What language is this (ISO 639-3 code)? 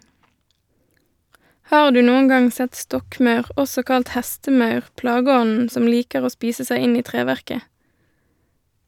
nor